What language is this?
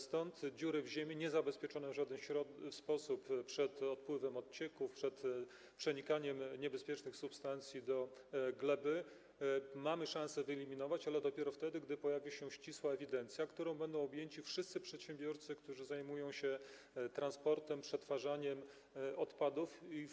Polish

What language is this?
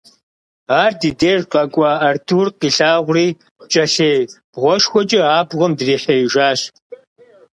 Kabardian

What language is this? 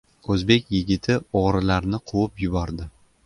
Uzbek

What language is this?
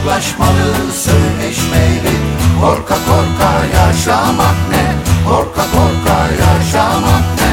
Turkish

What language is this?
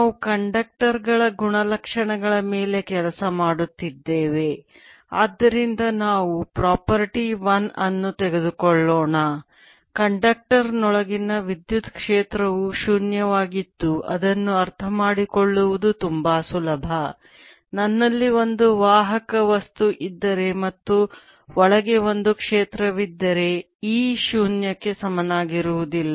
Kannada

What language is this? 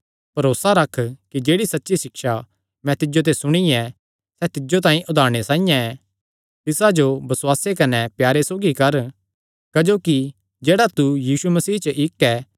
Kangri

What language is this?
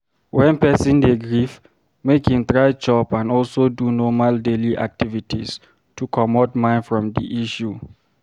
Nigerian Pidgin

